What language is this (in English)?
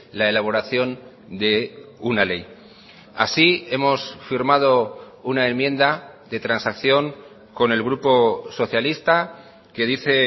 Spanish